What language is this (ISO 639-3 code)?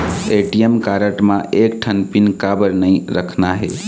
hne